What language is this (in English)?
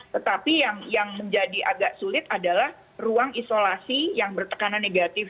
Indonesian